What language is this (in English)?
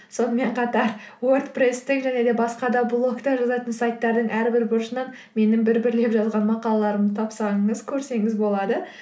Kazakh